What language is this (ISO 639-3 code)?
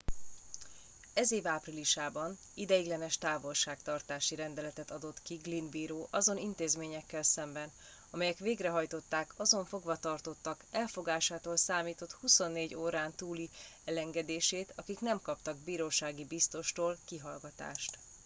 hun